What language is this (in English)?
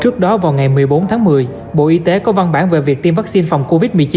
Vietnamese